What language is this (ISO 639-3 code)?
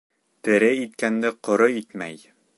bak